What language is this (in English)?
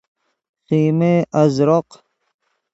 Persian